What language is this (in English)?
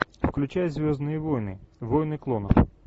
Russian